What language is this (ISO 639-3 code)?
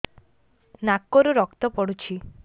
ori